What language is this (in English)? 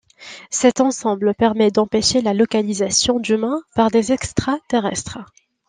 French